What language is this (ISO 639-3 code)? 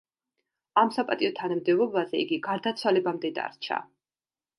kat